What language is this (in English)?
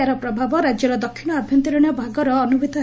Odia